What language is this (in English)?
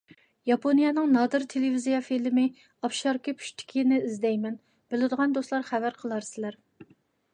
Uyghur